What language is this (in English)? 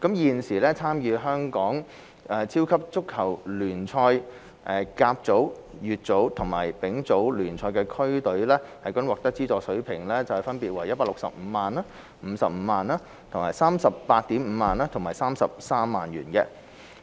Cantonese